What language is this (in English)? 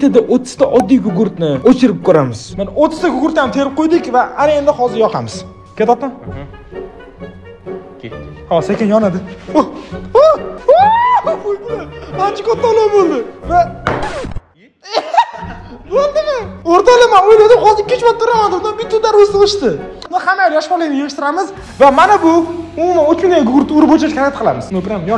Turkish